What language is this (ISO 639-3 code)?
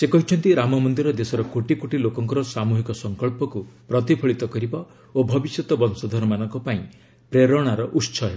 ori